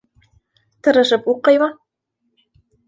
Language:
Bashkir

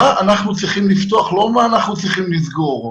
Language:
Hebrew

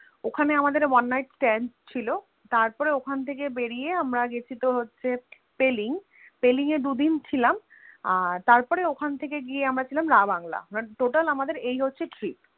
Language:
Bangla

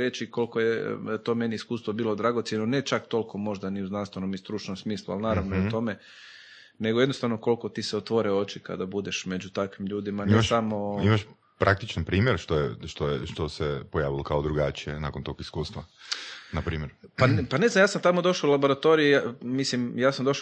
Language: Croatian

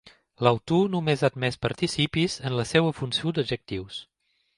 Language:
Catalan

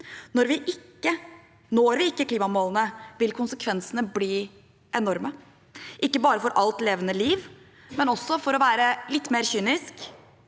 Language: Norwegian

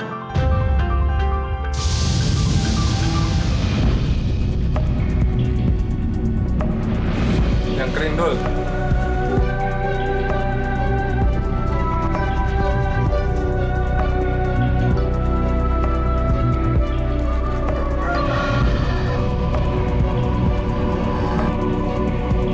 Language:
Indonesian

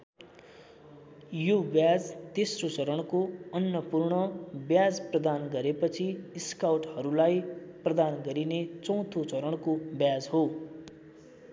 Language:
Nepali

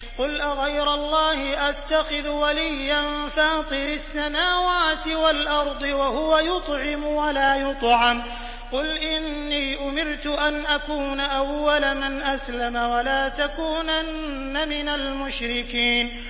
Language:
Arabic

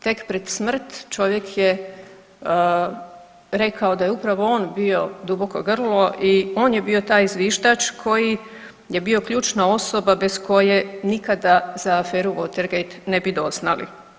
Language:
Croatian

